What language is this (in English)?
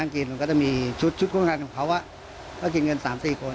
Thai